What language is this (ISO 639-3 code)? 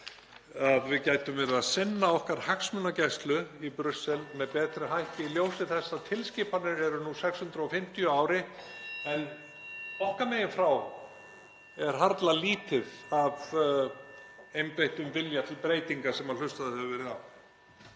isl